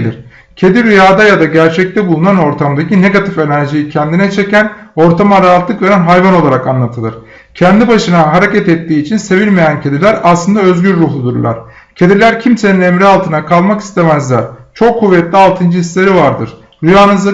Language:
Turkish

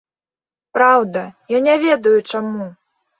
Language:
Belarusian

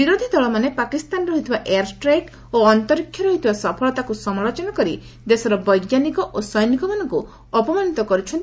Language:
Odia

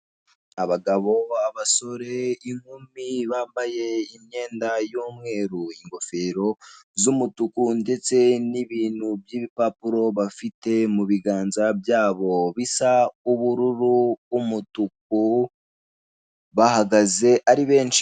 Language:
Kinyarwanda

